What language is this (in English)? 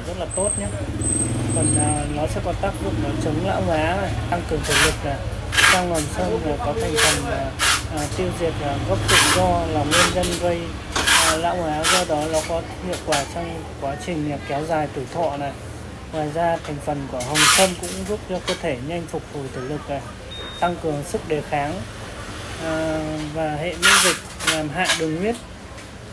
Vietnamese